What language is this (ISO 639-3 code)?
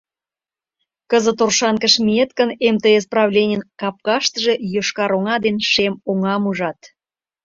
chm